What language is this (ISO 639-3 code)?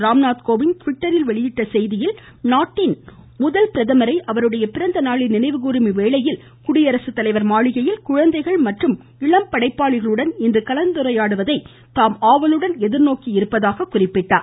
tam